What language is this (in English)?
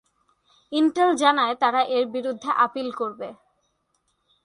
Bangla